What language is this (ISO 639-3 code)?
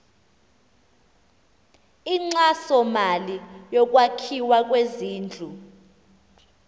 xho